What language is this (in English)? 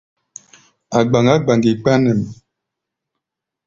Gbaya